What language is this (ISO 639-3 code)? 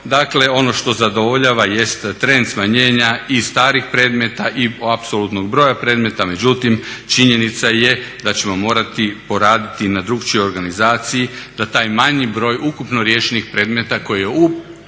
hrv